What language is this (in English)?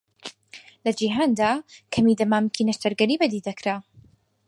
Central Kurdish